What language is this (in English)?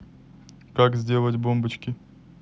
Russian